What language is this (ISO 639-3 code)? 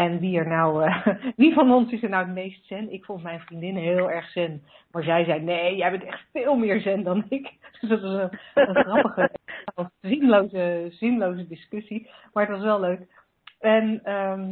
nld